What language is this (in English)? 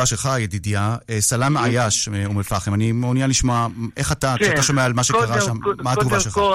Hebrew